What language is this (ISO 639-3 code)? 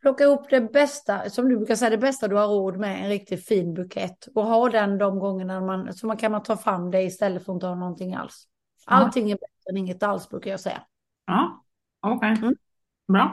swe